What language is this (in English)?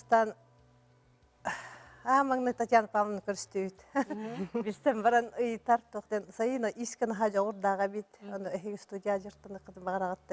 Turkish